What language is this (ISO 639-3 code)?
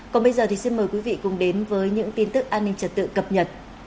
vie